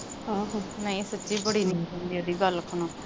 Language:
Punjabi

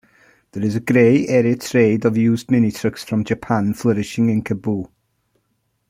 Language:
English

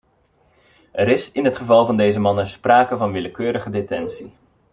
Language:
Dutch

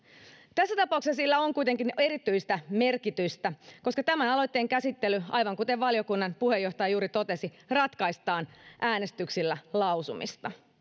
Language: Finnish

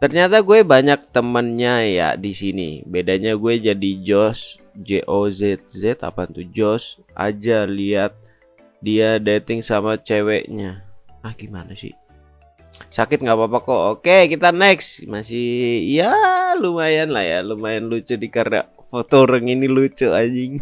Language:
Indonesian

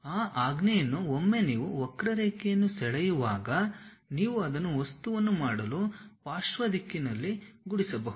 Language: Kannada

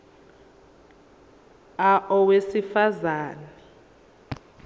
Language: Zulu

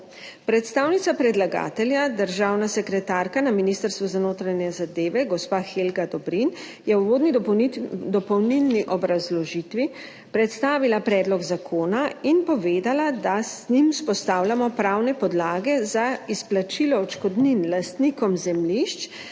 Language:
Slovenian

